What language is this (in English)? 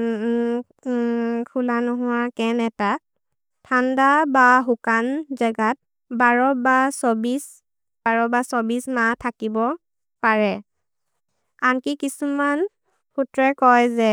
Maria (India)